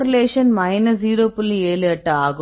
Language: Tamil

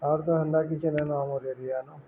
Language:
Odia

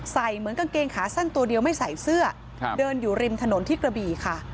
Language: Thai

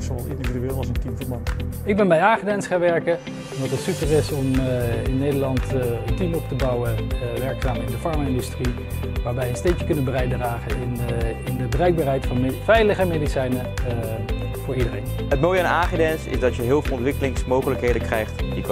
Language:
Dutch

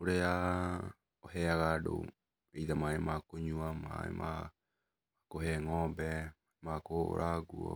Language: Kikuyu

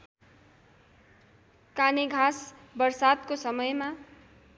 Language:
Nepali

